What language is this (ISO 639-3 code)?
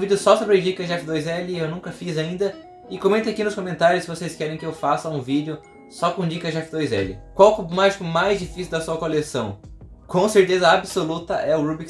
por